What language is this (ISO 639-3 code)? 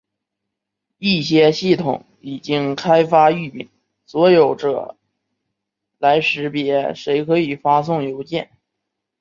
zho